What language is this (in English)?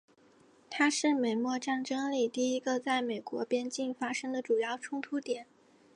Chinese